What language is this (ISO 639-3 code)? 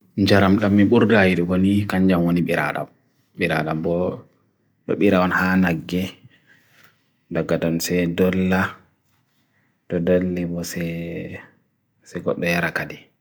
fui